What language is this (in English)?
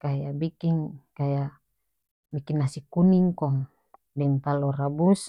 North Moluccan Malay